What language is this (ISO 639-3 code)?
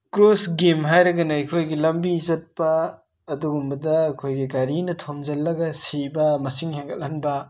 mni